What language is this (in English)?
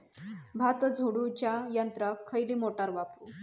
Marathi